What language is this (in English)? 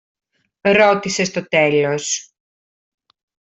Greek